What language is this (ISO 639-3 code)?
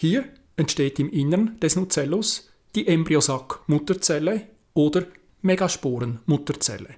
deu